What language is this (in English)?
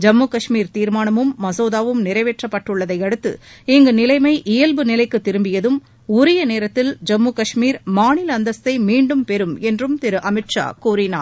Tamil